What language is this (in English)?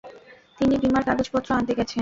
Bangla